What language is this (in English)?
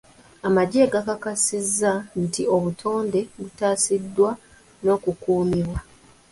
Ganda